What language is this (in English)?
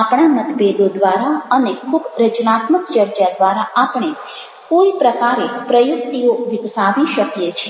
Gujarati